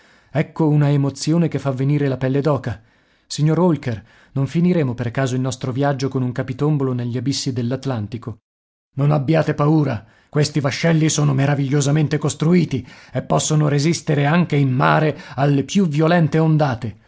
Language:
Italian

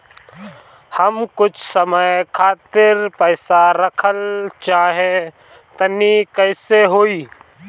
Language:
Bhojpuri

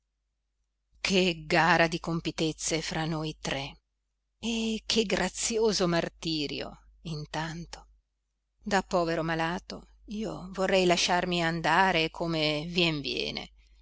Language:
Italian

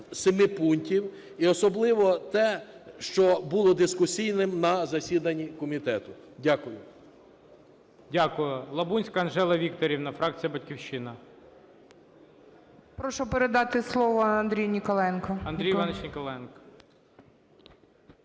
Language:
Ukrainian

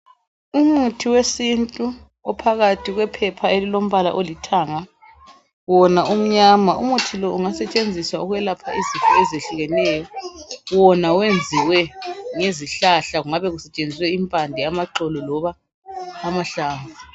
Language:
North Ndebele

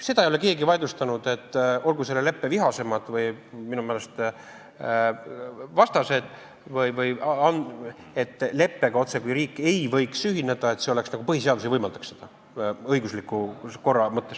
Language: Estonian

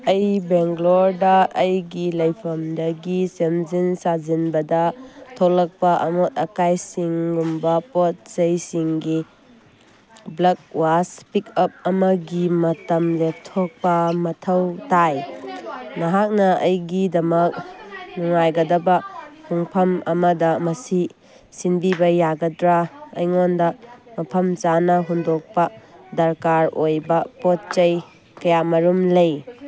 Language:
Manipuri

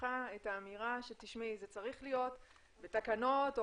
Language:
Hebrew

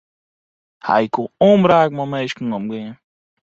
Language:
Western Frisian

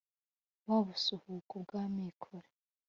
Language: Kinyarwanda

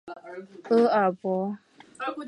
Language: Chinese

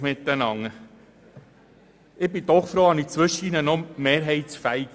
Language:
Swiss German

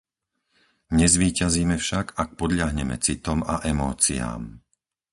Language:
Slovak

